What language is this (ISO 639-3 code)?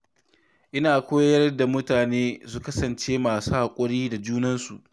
hau